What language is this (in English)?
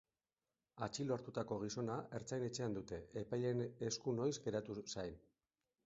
Basque